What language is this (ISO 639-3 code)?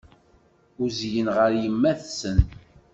kab